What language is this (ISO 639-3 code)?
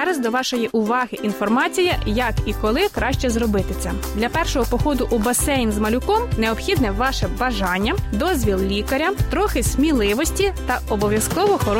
ukr